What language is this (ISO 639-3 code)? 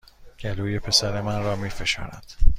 fas